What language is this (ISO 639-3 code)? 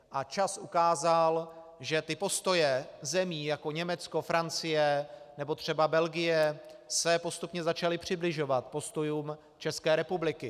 ces